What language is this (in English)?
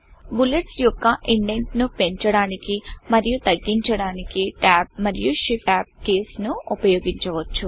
Telugu